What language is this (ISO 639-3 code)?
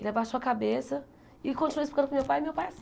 por